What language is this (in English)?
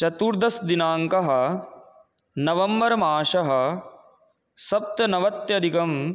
Sanskrit